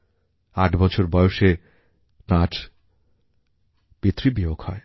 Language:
Bangla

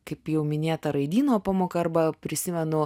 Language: Lithuanian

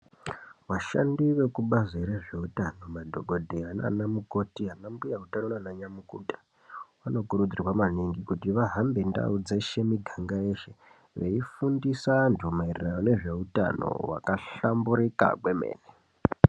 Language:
Ndau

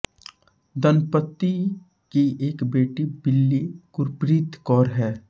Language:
Hindi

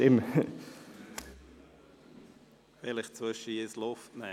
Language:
Swiss German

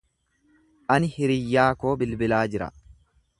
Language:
Oromo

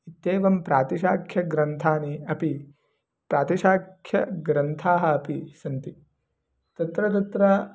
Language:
Sanskrit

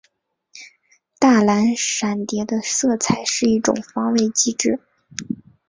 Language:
Chinese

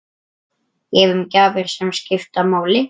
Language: Icelandic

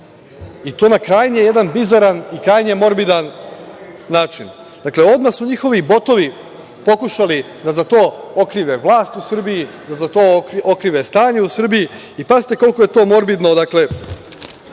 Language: Serbian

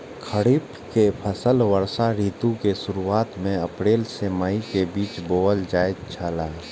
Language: Maithili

